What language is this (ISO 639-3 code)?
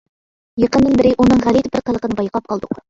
uig